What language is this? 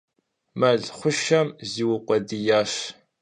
Kabardian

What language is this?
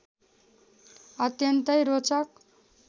Nepali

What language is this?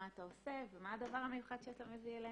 Hebrew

